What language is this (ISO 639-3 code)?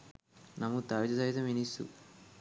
sin